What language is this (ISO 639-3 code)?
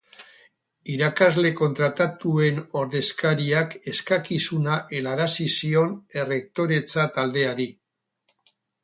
eus